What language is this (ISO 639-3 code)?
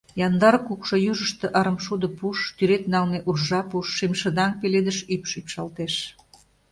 chm